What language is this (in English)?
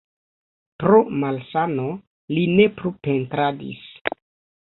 Esperanto